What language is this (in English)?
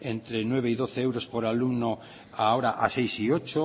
Spanish